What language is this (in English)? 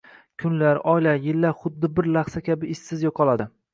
Uzbek